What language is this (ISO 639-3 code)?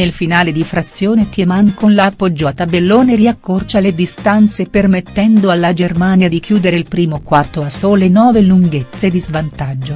ita